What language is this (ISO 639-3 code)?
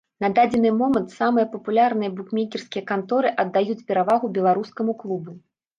bel